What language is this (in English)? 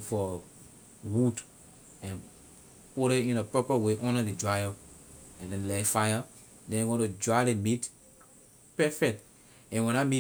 Liberian English